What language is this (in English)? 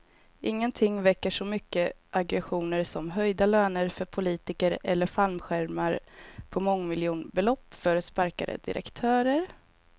Swedish